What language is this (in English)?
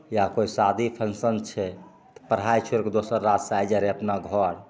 Maithili